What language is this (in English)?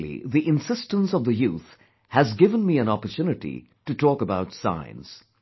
English